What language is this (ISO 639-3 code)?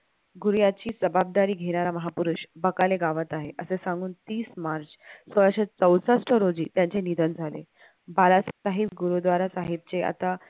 mar